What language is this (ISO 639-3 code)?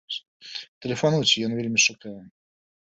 bel